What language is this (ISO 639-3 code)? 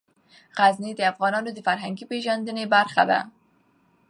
pus